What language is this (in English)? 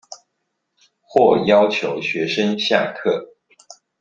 Chinese